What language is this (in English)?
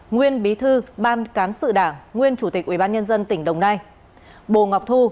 Vietnamese